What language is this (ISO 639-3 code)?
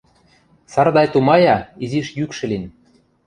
mrj